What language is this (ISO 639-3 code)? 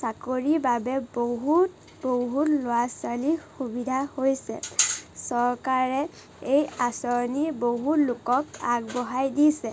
asm